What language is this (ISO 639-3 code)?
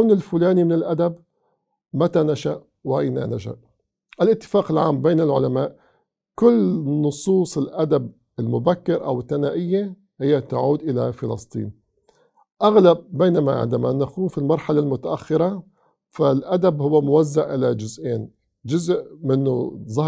ara